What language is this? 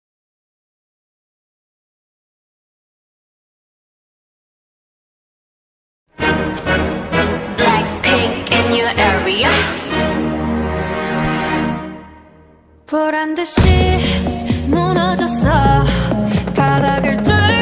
Korean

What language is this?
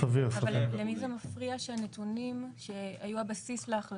Hebrew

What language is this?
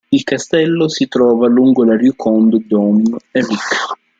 Italian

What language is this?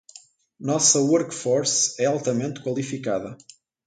Portuguese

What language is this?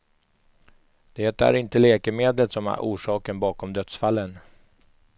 Swedish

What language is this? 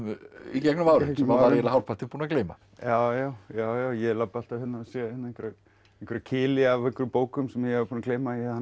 Icelandic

